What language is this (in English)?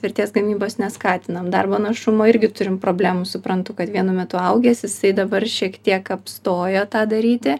Lithuanian